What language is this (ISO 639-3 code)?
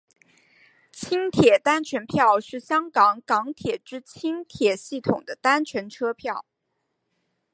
zho